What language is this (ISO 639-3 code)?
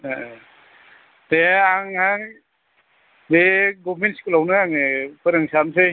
brx